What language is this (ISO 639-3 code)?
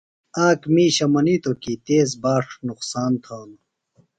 phl